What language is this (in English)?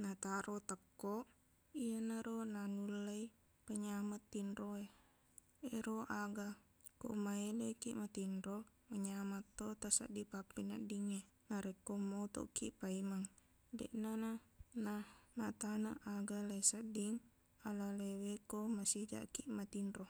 Buginese